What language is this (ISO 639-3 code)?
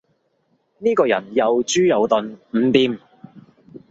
yue